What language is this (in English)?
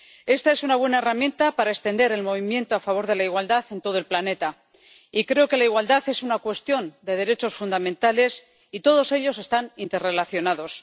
Spanish